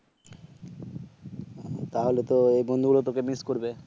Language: Bangla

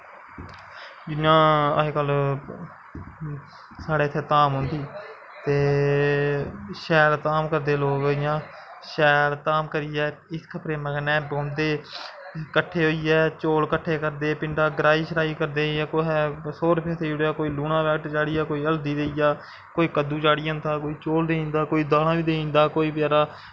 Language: Dogri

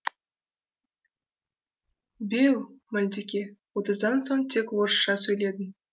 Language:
Kazakh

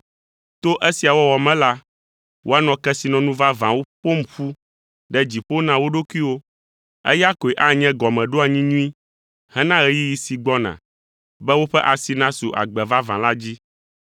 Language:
Ewe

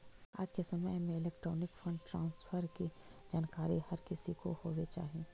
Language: Magahi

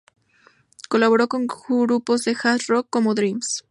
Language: Spanish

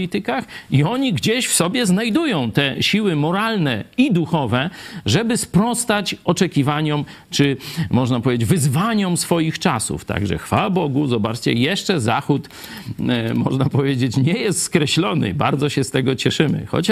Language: Polish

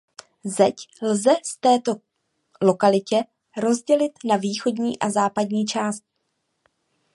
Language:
Czech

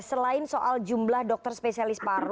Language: Indonesian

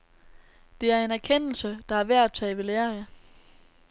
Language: Danish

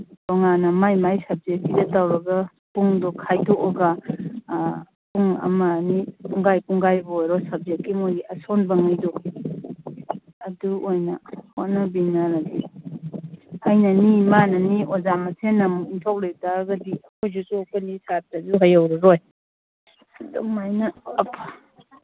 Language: Manipuri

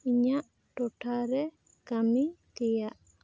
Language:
Santali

